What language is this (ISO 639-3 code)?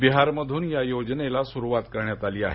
mar